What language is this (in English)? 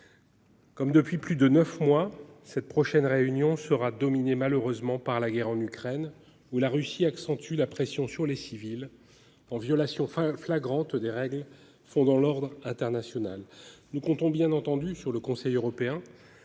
French